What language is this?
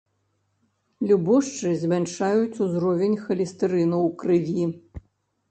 Belarusian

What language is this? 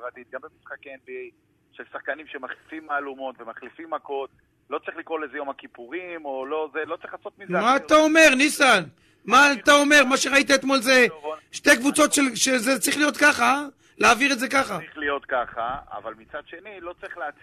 Hebrew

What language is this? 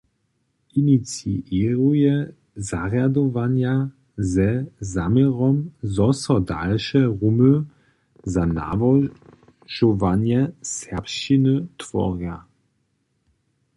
Upper Sorbian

